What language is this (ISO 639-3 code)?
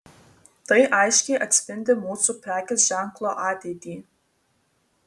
lit